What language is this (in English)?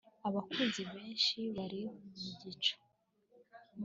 Kinyarwanda